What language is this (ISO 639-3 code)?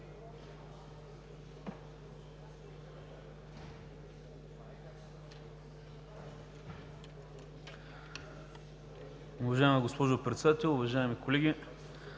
bul